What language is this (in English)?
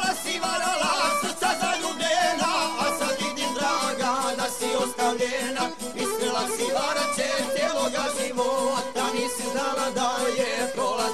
Romanian